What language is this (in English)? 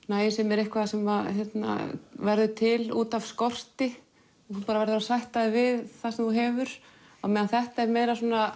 Icelandic